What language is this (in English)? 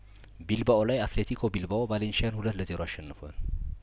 Amharic